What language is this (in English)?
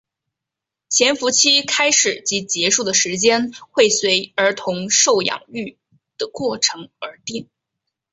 Chinese